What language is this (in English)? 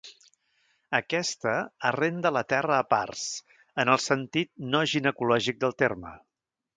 Catalan